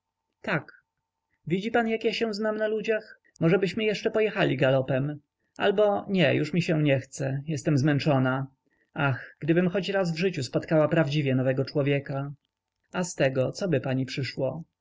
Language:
Polish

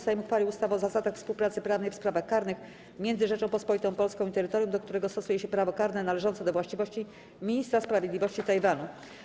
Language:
Polish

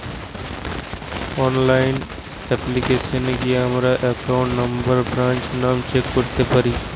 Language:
Bangla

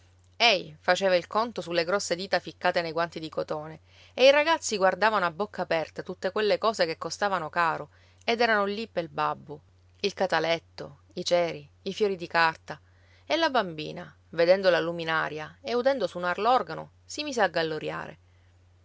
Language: Italian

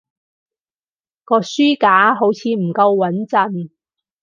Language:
Cantonese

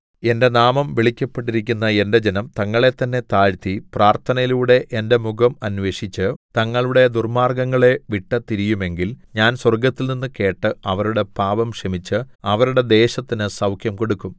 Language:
Malayalam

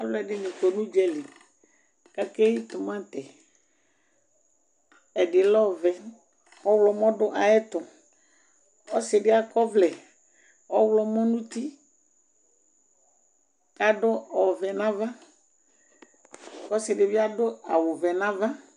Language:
Ikposo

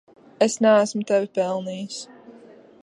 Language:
Latvian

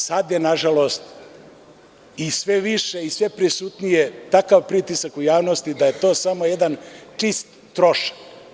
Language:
Serbian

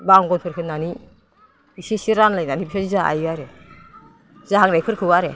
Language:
Bodo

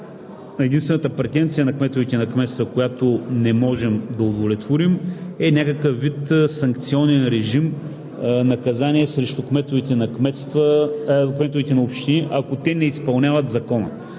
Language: Bulgarian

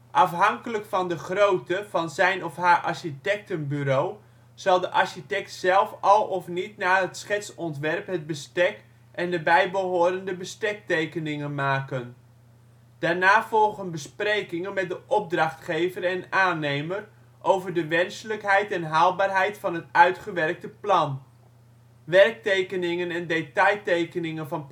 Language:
Dutch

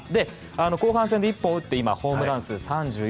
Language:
Japanese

